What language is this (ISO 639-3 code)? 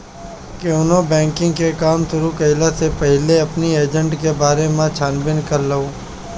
bho